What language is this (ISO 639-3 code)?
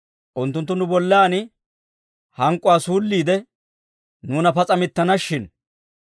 dwr